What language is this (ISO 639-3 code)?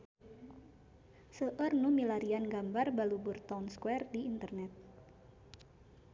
sun